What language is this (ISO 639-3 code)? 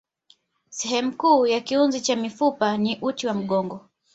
swa